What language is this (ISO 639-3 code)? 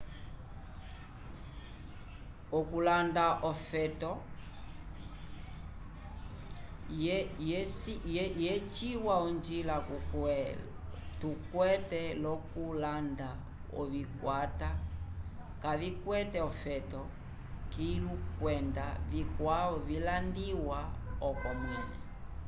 umb